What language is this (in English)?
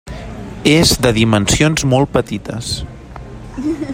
Catalan